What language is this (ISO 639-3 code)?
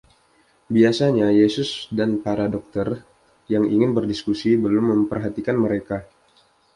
ind